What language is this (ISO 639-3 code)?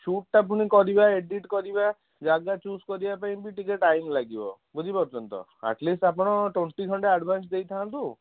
ori